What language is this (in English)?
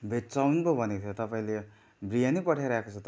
Nepali